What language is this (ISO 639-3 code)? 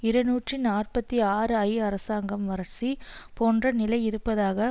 tam